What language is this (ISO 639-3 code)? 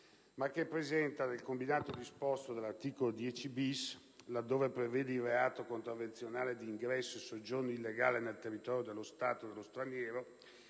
ita